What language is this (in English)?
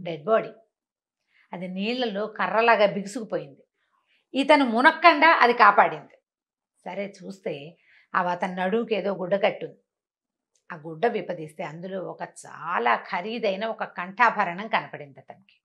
Telugu